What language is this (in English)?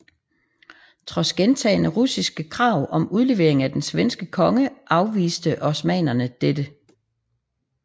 Danish